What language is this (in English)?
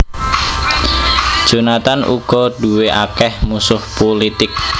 Javanese